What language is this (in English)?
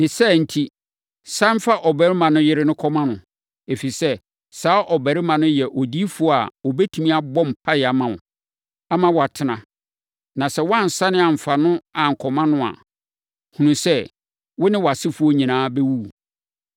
Akan